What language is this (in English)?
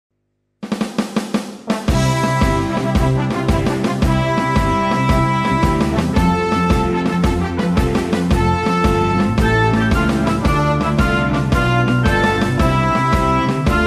Vietnamese